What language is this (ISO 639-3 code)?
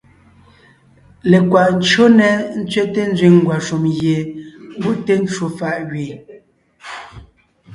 nnh